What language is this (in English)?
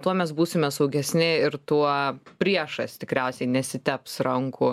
Lithuanian